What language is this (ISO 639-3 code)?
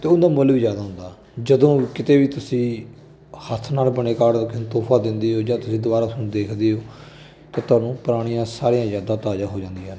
pan